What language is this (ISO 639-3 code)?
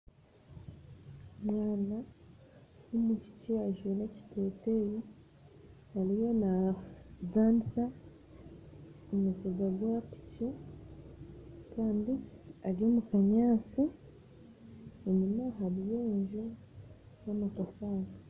nyn